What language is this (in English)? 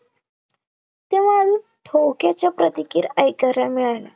Marathi